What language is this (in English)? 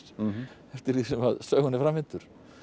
Icelandic